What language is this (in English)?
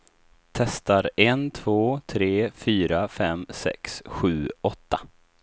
Swedish